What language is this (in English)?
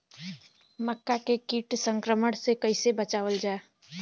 Bhojpuri